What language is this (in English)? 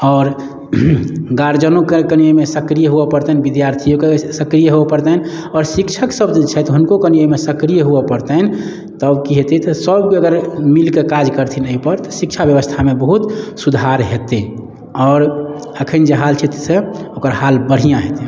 Maithili